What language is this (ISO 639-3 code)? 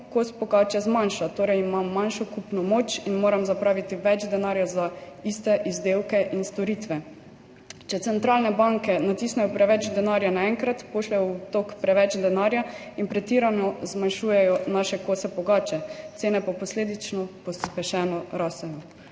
slv